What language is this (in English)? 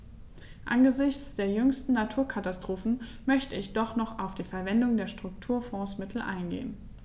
German